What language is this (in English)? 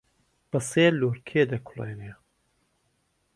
Central Kurdish